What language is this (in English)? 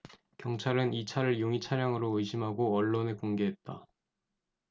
Korean